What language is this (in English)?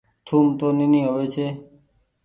Goaria